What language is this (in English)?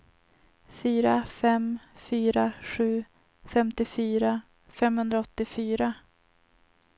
Swedish